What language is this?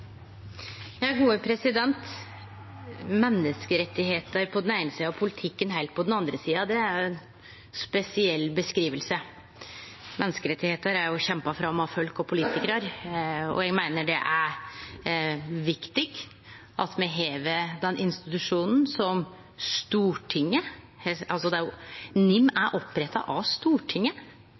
Norwegian Nynorsk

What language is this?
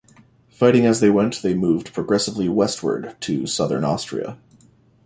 English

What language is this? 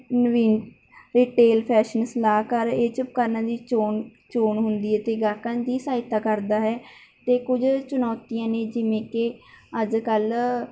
Punjabi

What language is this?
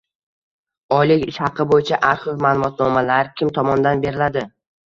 Uzbek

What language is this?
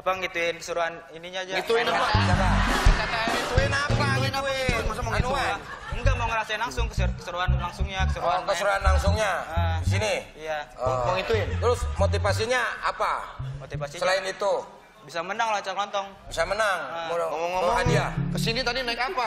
Indonesian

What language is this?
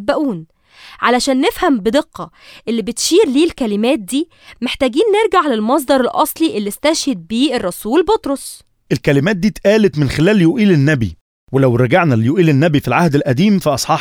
Arabic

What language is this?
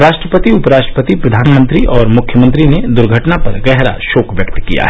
Hindi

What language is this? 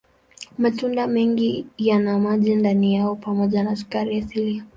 Swahili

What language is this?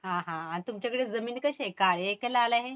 Marathi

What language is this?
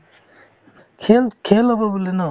Assamese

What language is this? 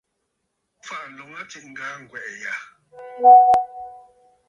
Bafut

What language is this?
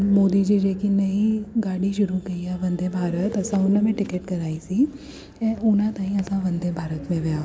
Sindhi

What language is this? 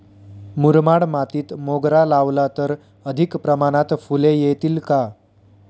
Marathi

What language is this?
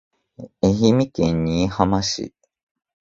Japanese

